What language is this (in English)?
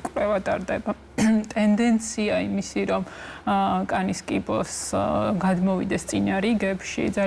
English